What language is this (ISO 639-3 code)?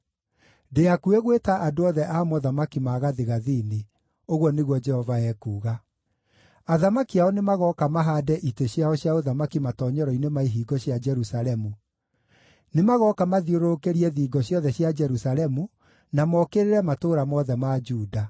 kik